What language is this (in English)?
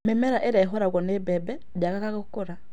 Kikuyu